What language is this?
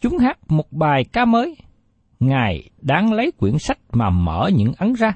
Vietnamese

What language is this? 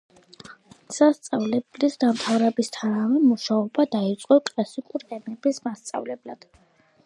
Georgian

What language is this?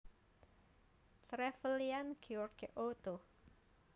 Javanese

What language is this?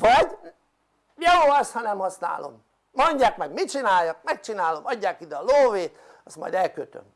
Hungarian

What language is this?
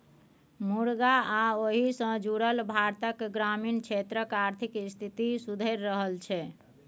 Maithili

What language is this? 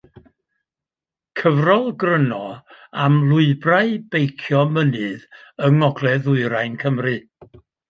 Welsh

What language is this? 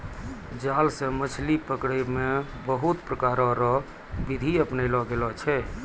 Maithili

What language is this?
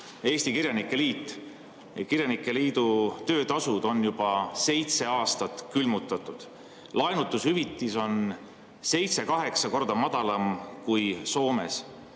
Estonian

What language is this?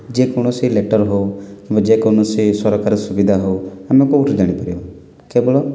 Odia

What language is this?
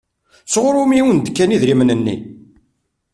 Kabyle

